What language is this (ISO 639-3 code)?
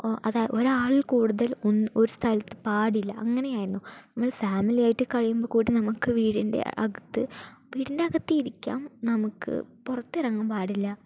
mal